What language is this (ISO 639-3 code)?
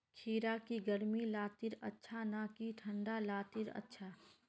mag